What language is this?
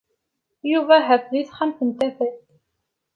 Kabyle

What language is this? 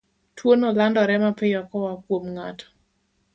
Luo (Kenya and Tanzania)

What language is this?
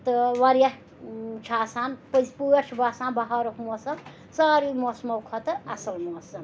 Kashmiri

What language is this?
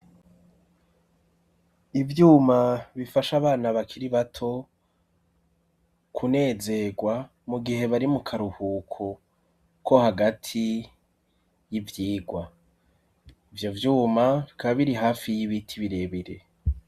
Rundi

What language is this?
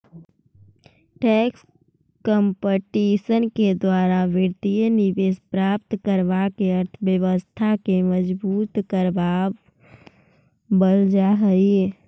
Magahi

